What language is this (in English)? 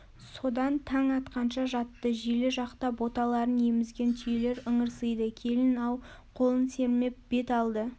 Kazakh